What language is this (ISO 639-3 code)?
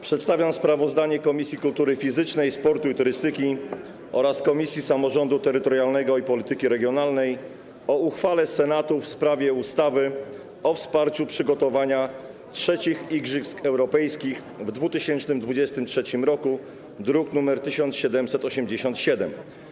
pol